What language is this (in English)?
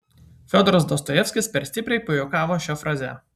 Lithuanian